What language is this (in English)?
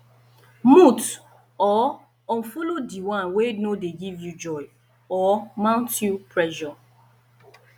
Nigerian Pidgin